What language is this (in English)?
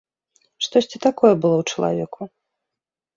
Belarusian